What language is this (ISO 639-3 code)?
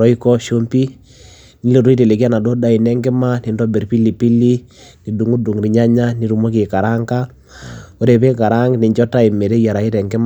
mas